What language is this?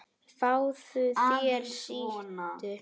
Icelandic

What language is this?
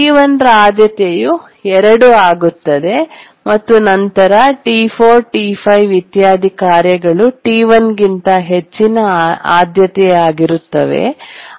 Kannada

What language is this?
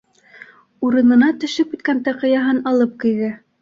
Bashkir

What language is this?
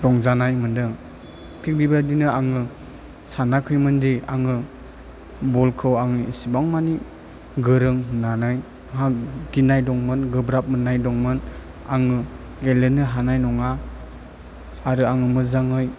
Bodo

